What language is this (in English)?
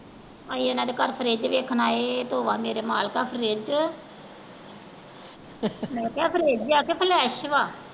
Punjabi